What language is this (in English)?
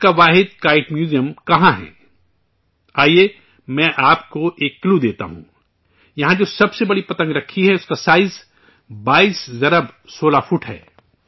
Urdu